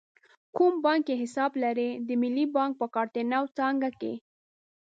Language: Pashto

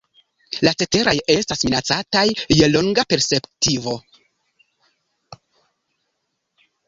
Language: Esperanto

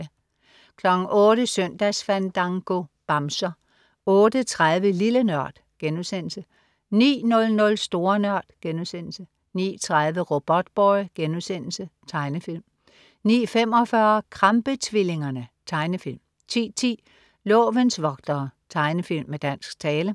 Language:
Danish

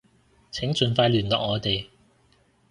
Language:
Cantonese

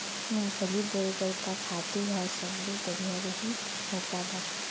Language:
Chhattisgarhi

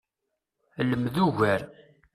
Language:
Kabyle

